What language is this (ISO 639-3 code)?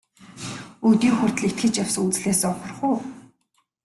mon